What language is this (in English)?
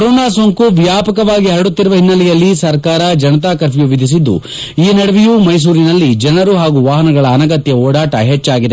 Kannada